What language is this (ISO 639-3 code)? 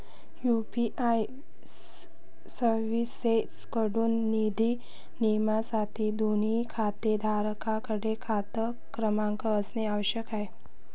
mar